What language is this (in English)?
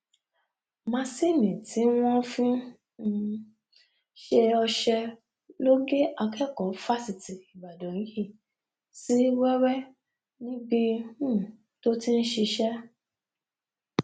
Yoruba